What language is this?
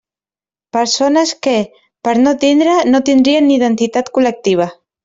Catalan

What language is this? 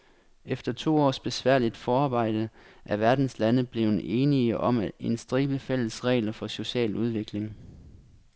Danish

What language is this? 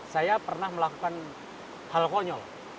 Indonesian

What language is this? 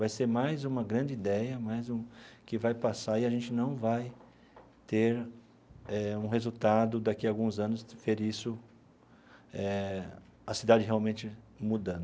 Portuguese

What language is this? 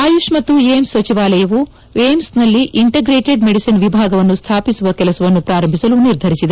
Kannada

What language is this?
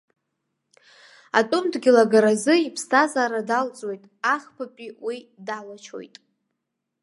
Abkhazian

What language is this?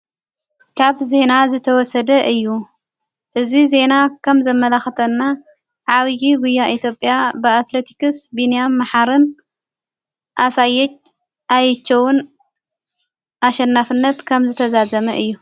Tigrinya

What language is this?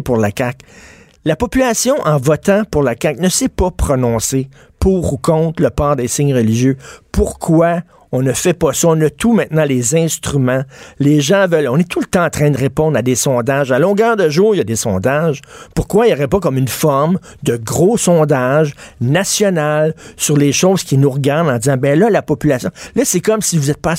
French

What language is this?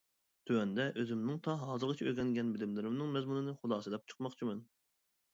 Uyghur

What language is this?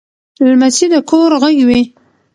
Pashto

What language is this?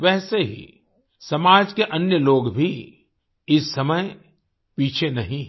Hindi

